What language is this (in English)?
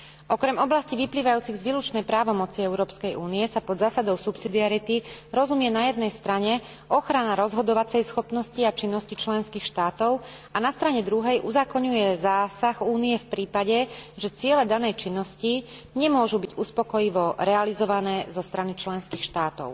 Slovak